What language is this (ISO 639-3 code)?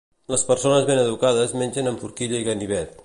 cat